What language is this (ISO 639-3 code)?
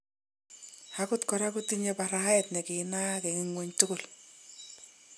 kln